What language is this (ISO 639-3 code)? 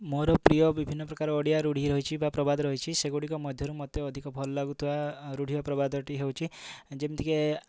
ori